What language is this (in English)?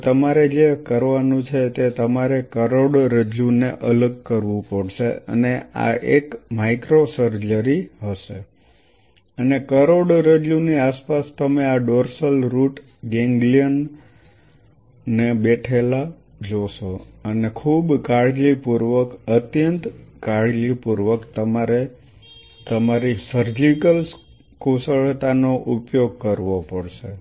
Gujarati